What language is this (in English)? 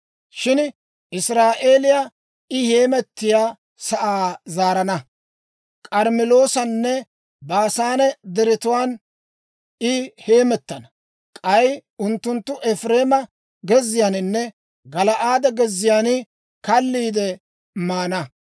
Dawro